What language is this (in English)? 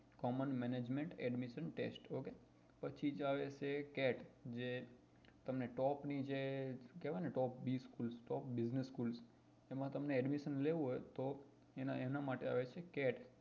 Gujarati